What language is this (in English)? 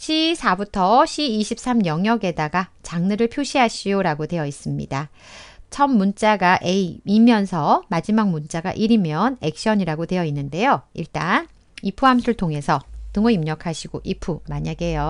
Korean